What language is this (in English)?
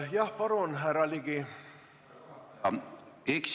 Estonian